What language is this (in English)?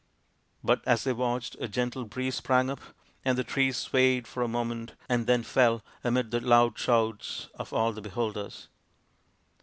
English